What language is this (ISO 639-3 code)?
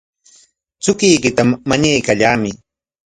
qwa